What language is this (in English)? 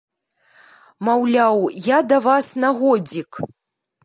Belarusian